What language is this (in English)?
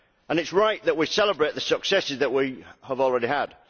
English